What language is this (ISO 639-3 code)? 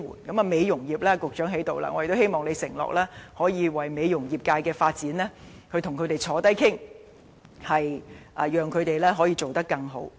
yue